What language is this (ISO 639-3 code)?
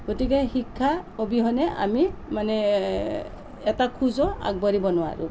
asm